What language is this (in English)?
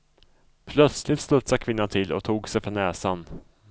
Swedish